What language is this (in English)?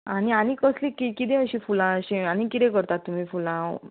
Konkani